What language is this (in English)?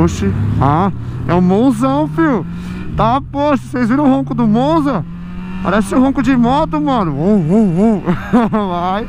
Portuguese